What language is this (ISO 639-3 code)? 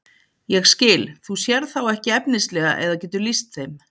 isl